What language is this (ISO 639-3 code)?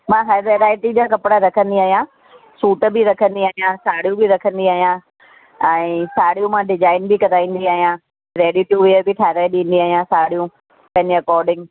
snd